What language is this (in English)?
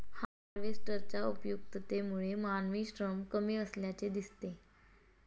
Marathi